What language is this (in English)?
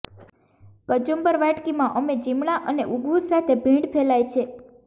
Gujarati